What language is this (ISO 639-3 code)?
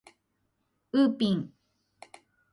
jpn